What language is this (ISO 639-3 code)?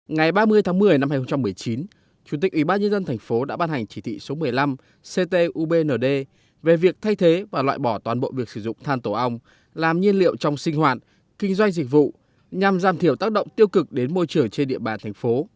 vie